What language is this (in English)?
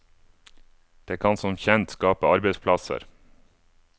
Norwegian